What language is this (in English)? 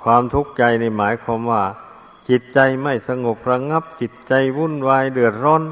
Thai